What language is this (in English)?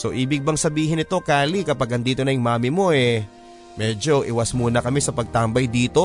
Filipino